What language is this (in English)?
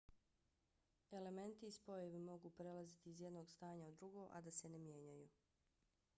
Bosnian